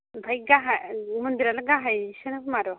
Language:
Bodo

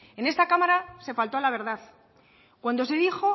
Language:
Spanish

